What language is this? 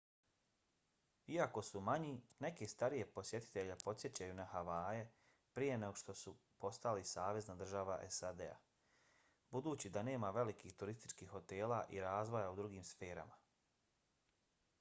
Bosnian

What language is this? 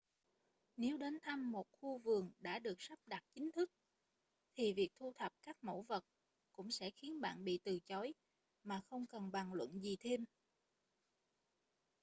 Vietnamese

